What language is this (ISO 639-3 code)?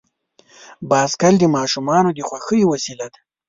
pus